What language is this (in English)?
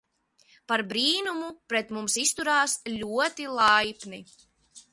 Latvian